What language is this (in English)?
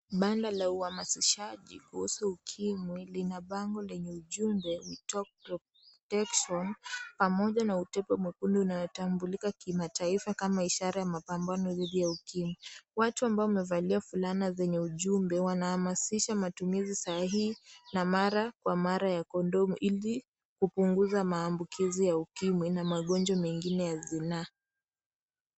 Swahili